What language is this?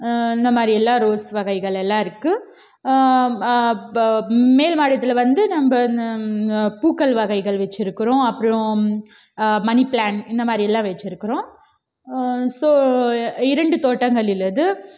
Tamil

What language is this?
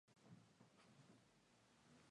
Spanish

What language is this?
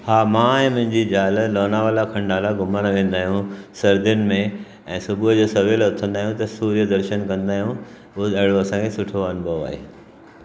Sindhi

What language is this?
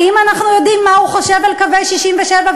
Hebrew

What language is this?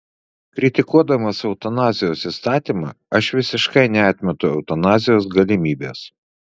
Lithuanian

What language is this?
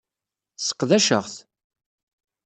Kabyle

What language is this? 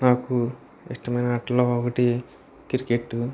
Telugu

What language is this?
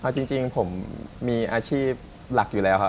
Thai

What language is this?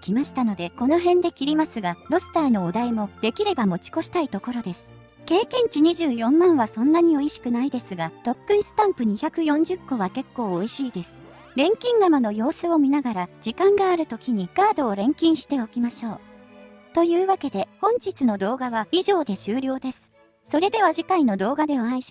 Japanese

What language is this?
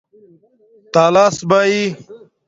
Domaaki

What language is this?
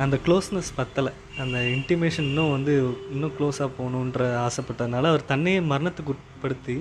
Tamil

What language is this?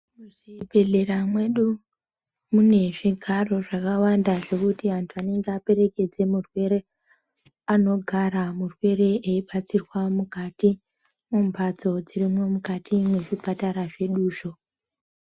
Ndau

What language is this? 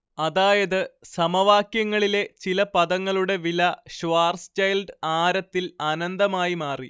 Malayalam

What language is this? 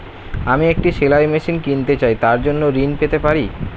Bangla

